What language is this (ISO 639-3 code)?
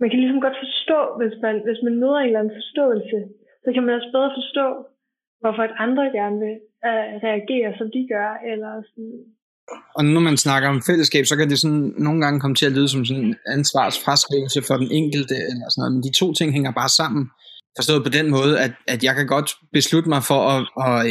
dan